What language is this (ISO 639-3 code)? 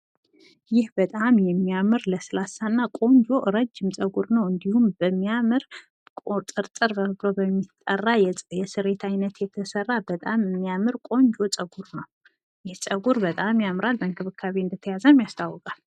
amh